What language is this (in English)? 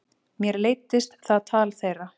Icelandic